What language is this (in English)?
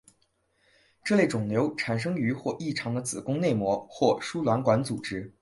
Chinese